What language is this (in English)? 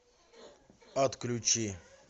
Russian